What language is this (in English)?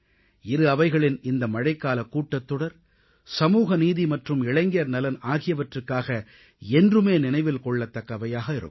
Tamil